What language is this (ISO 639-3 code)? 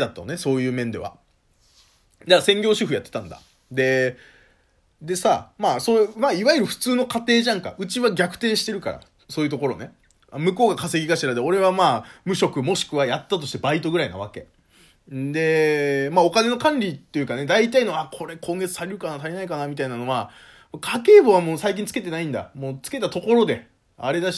jpn